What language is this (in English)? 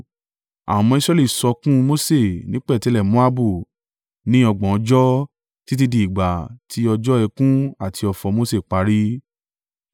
Yoruba